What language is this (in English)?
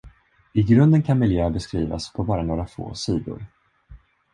Swedish